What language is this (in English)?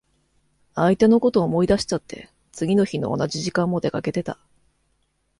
Japanese